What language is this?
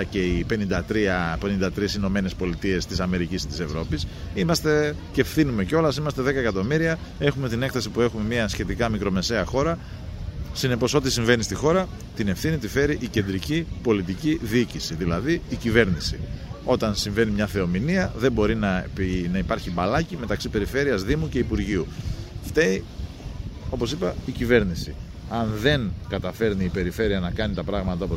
Greek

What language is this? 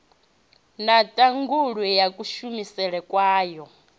Venda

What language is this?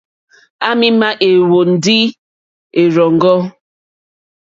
Mokpwe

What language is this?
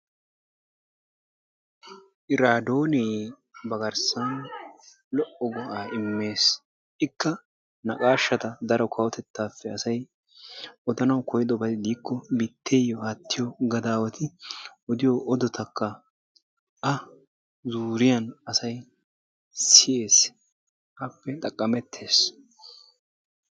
Wolaytta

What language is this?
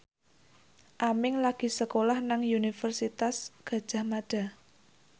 Javanese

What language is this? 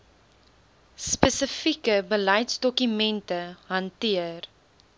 Afrikaans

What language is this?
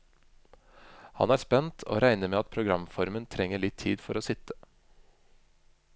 Norwegian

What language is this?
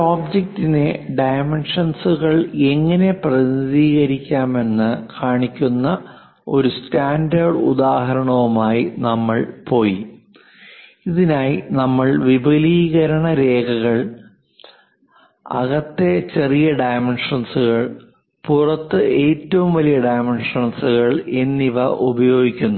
Malayalam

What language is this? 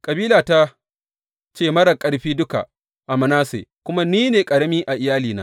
Hausa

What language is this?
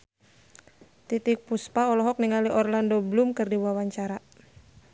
Sundanese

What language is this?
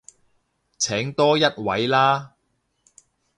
Cantonese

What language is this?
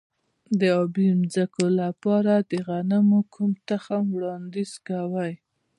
Pashto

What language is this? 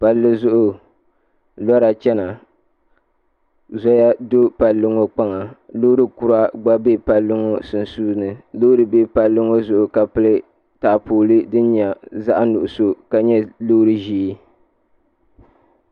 Dagbani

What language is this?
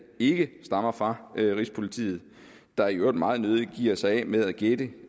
Danish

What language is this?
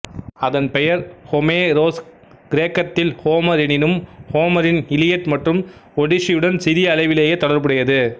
Tamil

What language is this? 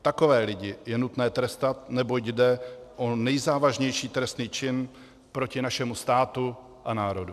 Czech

